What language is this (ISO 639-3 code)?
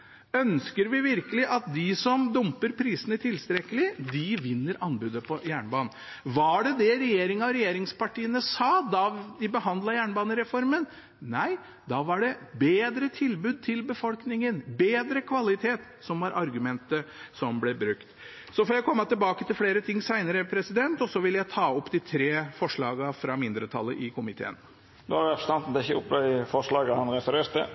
nor